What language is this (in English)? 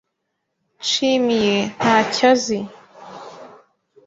Kinyarwanda